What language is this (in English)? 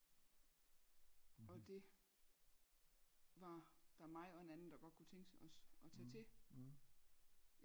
Danish